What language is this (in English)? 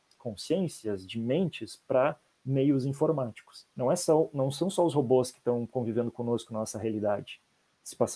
Portuguese